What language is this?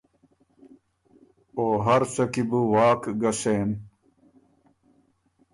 Ormuri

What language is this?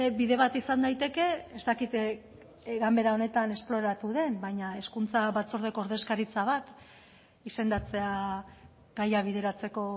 Basque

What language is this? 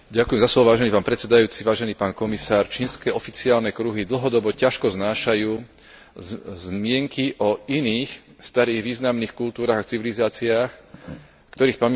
Slovak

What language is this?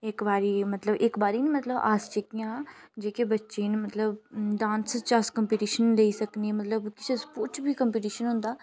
Dogri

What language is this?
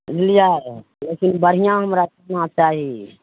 Maithili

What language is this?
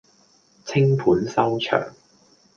Cantonese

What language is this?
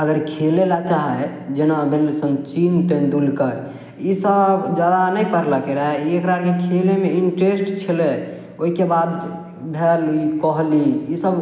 Maithili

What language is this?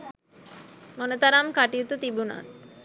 Sinhala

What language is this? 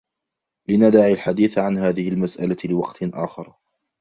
Arabic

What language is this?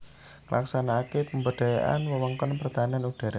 Javanese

